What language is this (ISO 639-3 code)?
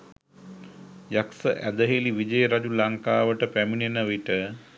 sin